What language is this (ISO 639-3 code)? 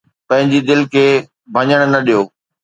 snd